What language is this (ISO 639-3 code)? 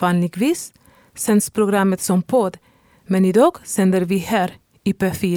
swe